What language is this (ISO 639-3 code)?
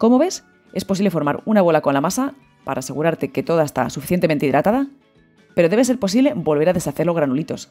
spa